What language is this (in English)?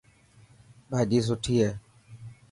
Dhatki